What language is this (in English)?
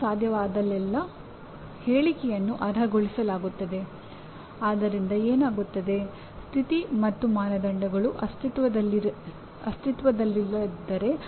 Kannada